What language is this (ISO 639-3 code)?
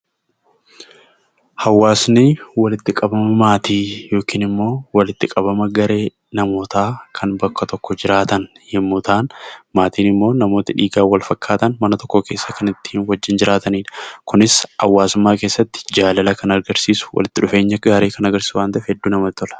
orm